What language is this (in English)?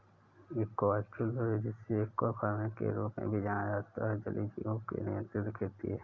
Hindi